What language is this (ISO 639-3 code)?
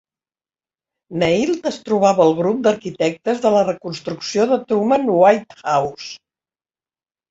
cat